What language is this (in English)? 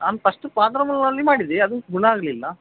Kannada